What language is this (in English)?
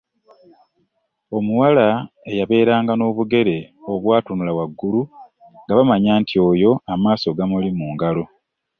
Ganda